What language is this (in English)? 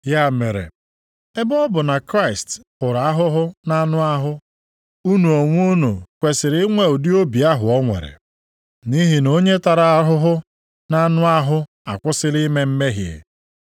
Igbo